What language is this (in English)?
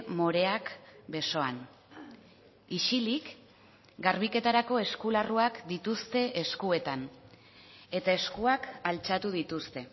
Basque